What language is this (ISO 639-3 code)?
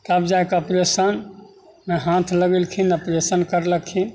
mai